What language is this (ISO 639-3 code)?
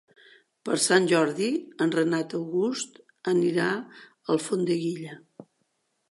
cat